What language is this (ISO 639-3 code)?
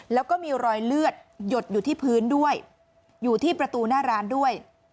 tha